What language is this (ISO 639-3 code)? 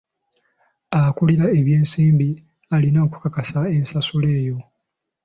lug